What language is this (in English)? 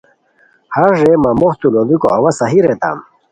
Khowar